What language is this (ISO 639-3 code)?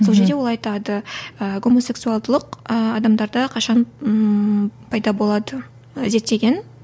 kaz